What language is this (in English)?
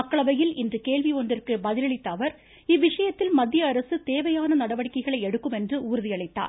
Tamil